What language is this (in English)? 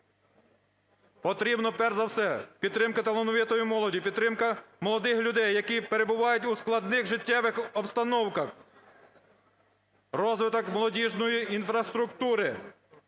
Ukrainian